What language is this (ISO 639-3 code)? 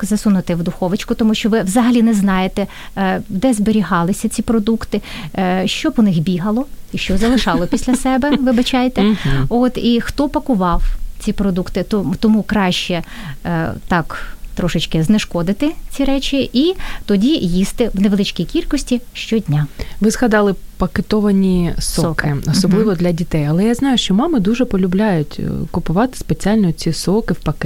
ukr